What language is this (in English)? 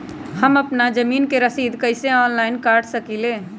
Magahi